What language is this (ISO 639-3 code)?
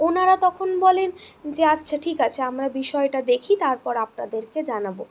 ben